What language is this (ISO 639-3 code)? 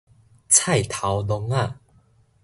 nan